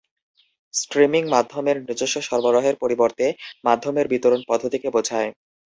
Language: Bangla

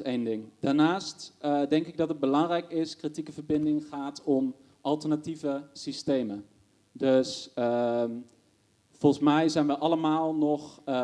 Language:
Dutch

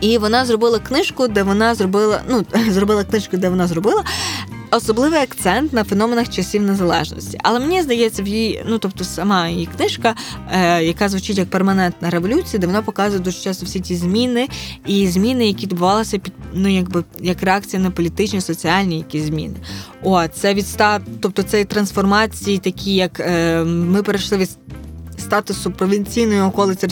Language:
Ukrainian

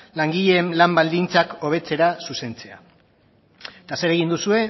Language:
Basque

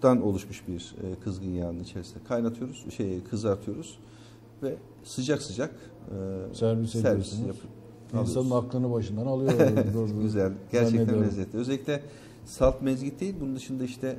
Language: Turkish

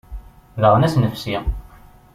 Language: Kabyle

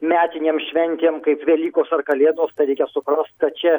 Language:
Lithuanian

